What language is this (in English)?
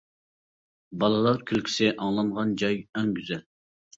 Uyghur